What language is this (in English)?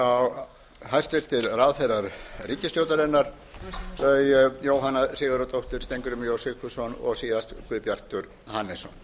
Icelandic